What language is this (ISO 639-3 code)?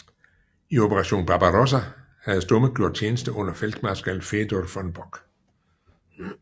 dan